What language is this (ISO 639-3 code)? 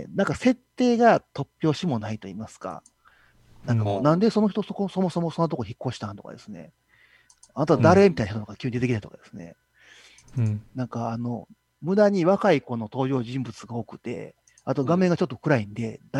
jpn